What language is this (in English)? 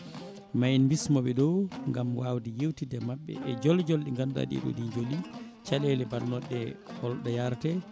Fula